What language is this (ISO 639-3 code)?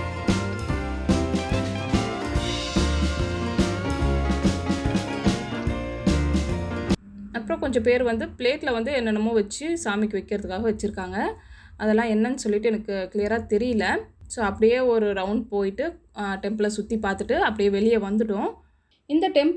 eng